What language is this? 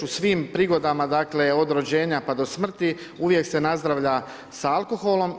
Croatian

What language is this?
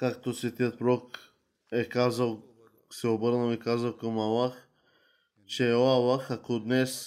Bulgarian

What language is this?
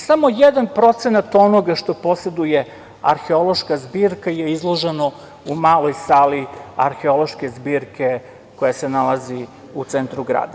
Serbian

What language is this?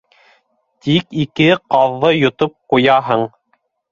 Bashkir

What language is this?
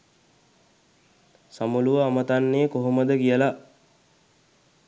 Sinhala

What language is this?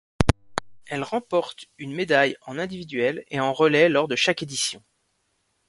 French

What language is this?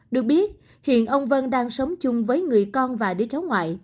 Vietnamese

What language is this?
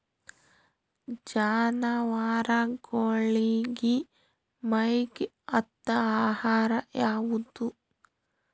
Kannada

